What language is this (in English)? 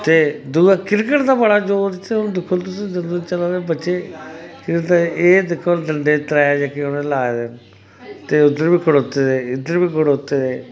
Dogri